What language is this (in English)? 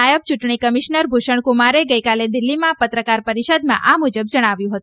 Gujarati